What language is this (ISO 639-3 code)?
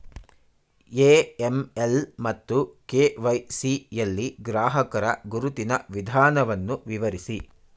kan